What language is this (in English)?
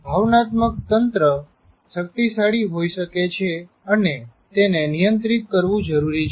Gujarati